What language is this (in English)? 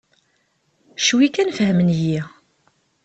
Kabyle